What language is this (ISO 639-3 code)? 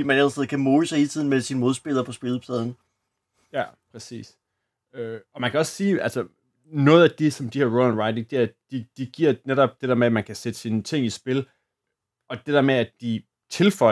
dan